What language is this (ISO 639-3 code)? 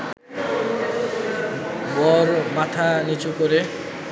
ben